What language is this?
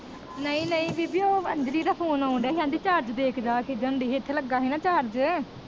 Punjabi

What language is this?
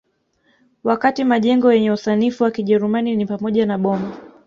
Swahili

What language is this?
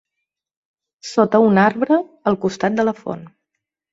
Catalan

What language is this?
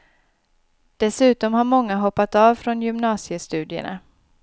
Swedish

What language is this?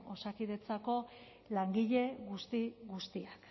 Basque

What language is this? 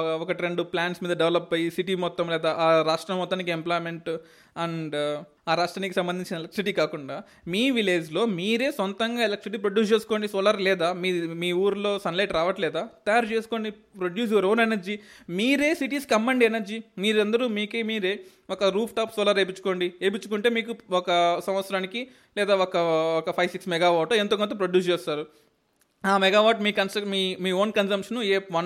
Telugu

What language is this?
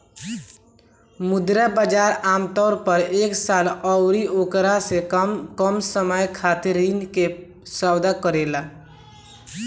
Bhojpuri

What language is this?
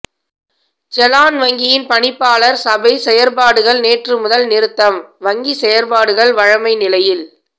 Tamil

